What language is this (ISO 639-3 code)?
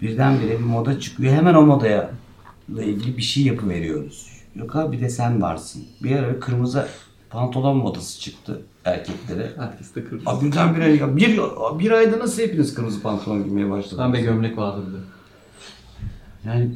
tur